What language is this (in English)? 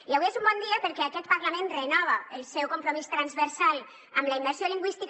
Catalan